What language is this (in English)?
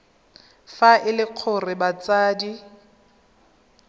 Tswana